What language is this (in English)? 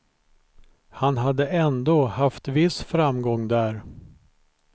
Swedish